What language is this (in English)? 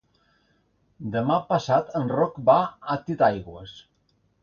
Catalan